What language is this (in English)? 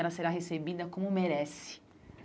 Portuguese